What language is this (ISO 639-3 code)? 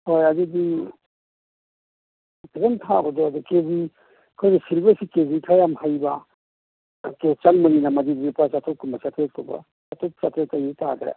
mni